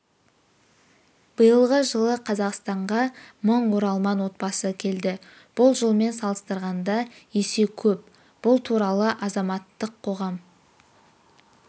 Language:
Kazakh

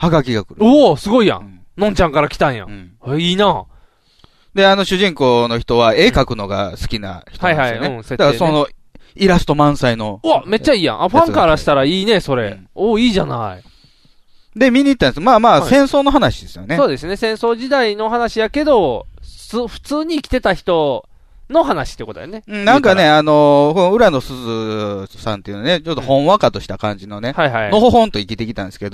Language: Japanese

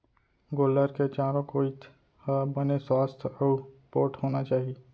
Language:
Chhattisgarhi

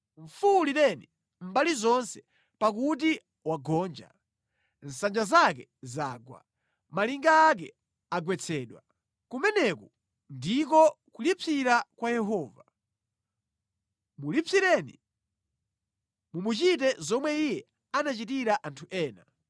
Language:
Nyanja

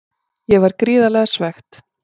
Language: Icelandic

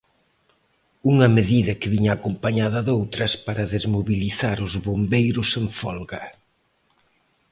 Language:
Galician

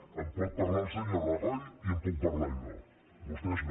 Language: Catalan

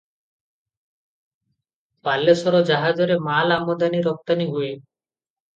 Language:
Odia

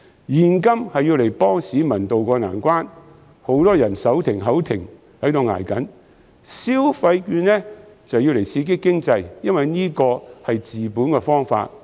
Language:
Cantonese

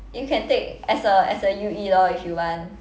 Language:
English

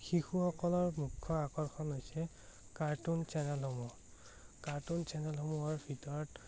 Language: Assamese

